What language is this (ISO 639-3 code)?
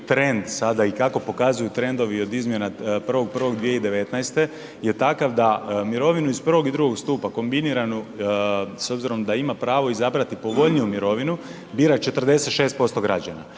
hrv